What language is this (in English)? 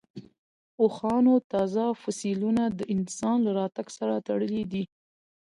Pashto